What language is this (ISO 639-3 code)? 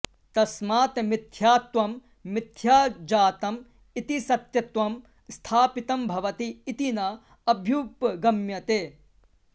san